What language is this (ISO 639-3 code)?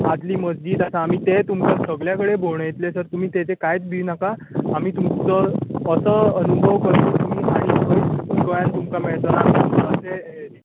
kok